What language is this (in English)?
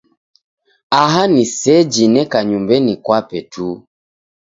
Taita